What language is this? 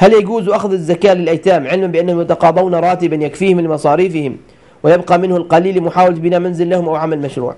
Arabic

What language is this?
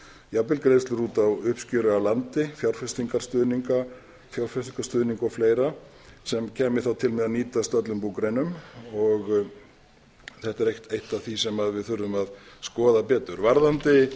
Icelandic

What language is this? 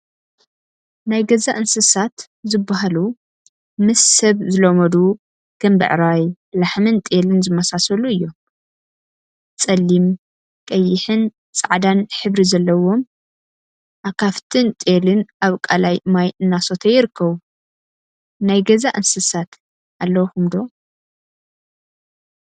Tigrinya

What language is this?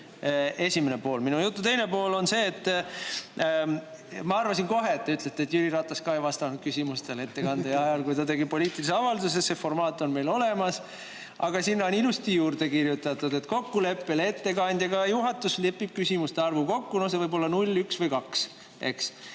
Estonian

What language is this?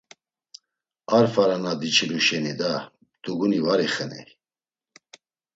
Laz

